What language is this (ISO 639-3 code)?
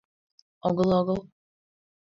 chm